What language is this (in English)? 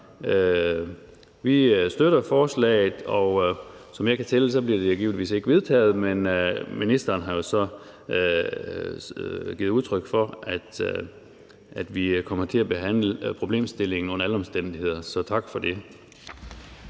Danish